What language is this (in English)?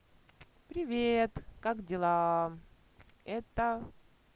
Russian